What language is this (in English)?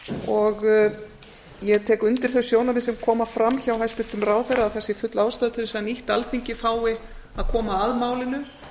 Icelandic